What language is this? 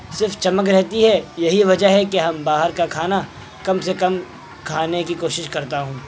Urdu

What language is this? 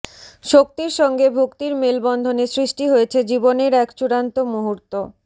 Bangla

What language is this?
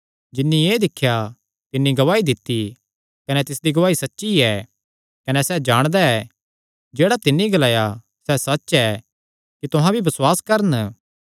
Kangri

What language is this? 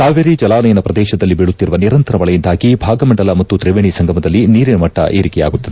Kannada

